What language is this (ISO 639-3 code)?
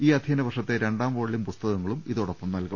mal